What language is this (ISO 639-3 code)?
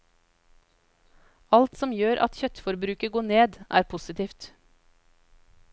nor